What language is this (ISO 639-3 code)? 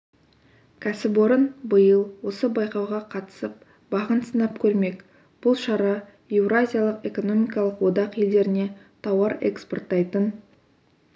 kaz